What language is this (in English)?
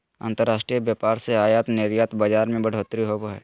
Magahi